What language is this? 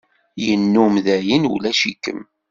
Kabyle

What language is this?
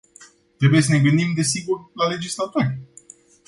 Romanian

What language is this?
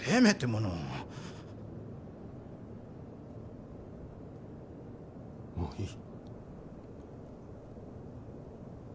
Japanese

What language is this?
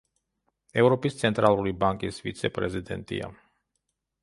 Georgian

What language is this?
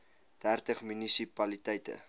Afrikaans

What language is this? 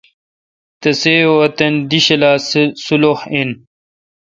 Kalkoti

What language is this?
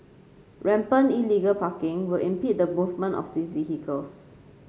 English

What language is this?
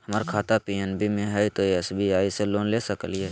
Magahi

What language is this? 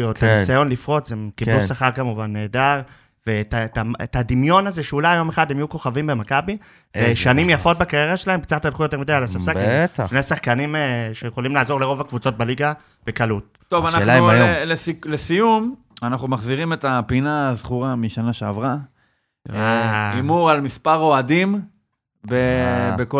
Hebrew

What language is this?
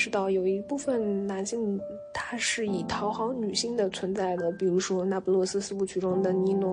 Chinese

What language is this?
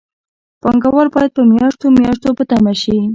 Pashto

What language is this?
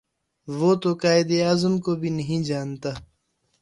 Urdu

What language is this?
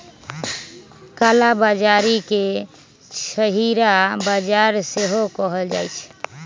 Magahi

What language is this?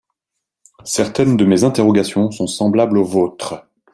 French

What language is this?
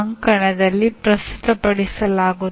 Kannada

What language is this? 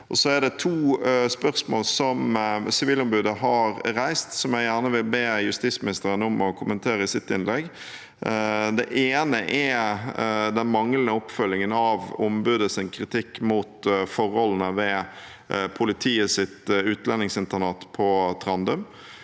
Norwegian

